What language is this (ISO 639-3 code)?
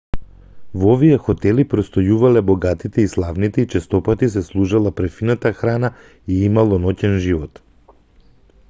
mkd